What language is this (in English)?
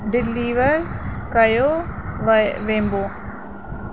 Sindhi